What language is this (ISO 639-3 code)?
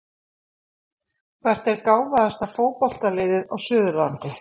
isl